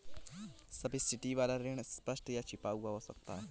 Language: Hindi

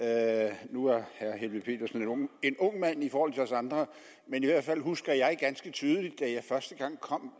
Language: Danish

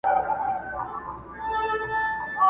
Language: Pashto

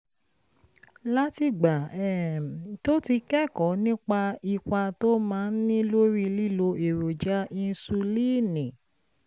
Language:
Yoruba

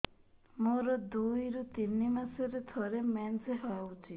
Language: Odia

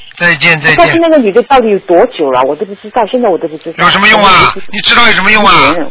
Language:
Chinese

